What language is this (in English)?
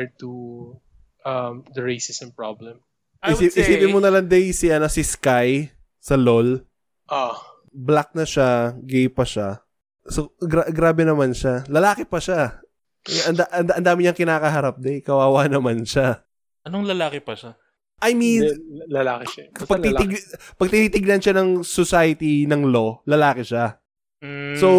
Filipino